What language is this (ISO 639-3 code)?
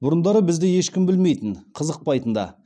kaz